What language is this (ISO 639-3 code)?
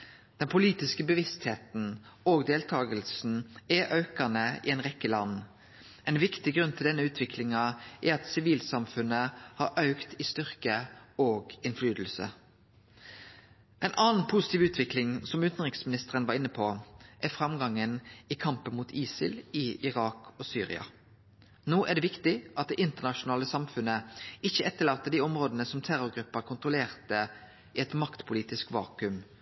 nno